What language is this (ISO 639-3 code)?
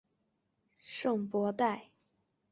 zho